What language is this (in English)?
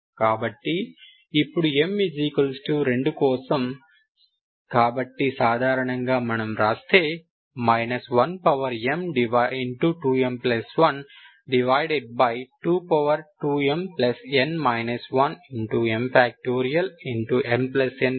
Telugu